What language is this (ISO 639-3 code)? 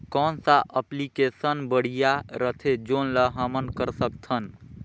hne